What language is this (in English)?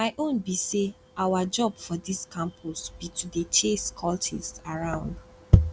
Nigerian Pidgin